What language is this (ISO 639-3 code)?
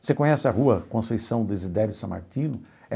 por